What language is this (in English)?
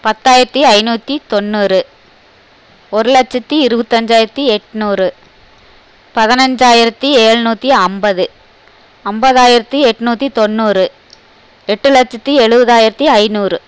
Tamil